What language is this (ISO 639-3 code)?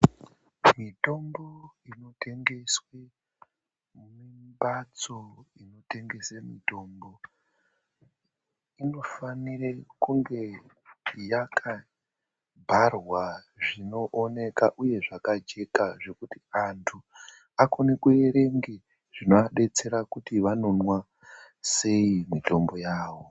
ndc